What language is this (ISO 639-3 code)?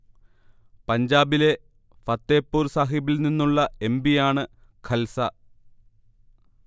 mal